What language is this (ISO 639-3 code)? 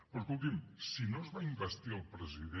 cat